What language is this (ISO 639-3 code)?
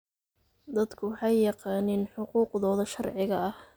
som